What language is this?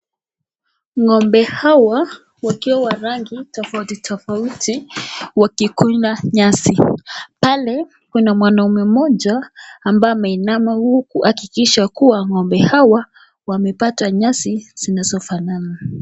Swahili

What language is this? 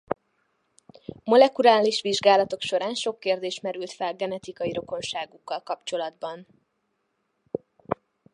Hungarian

